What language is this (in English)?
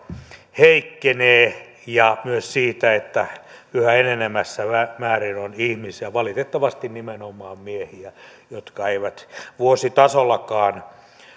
Finnish